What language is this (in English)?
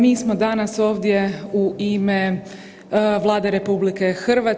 Croatian